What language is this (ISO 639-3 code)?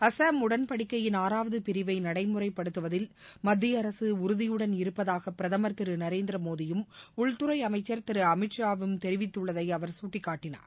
tam